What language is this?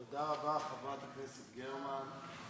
Hebrew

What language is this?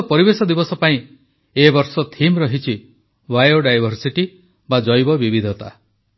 Odia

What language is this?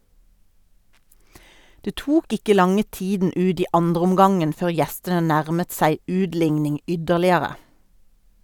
Norwegian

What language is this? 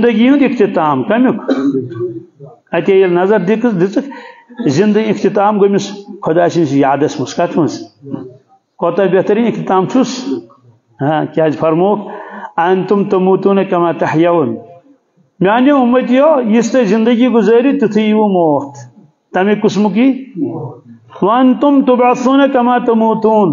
Arabic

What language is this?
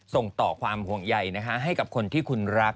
Thai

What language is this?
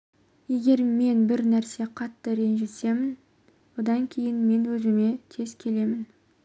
Kazakh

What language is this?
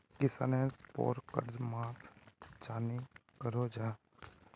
Magahi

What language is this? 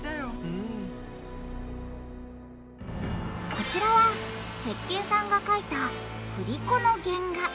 Japanese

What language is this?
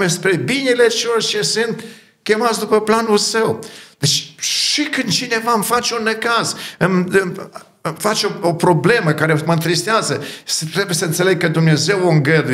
Romanian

